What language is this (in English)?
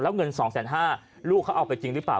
Thai